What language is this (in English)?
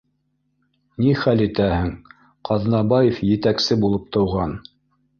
Bashkir